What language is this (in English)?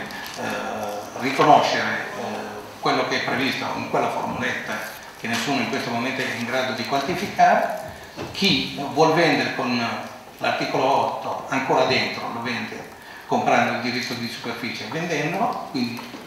Italian